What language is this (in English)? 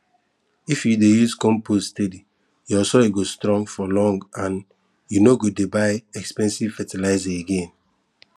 Nigerian Pidgin